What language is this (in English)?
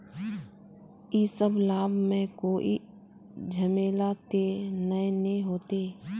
Magahi